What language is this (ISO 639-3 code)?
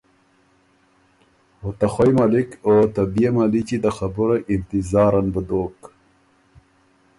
oru